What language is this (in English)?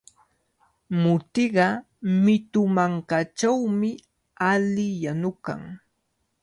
Cajatambo North Lima Quechua